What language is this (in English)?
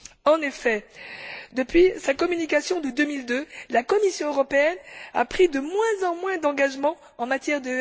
French